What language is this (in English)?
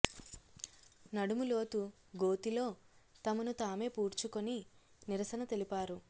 Telugu